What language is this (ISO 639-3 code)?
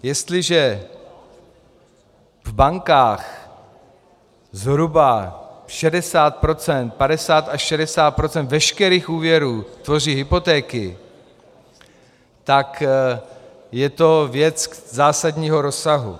ces